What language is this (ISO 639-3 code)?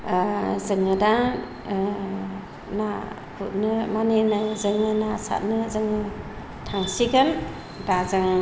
brx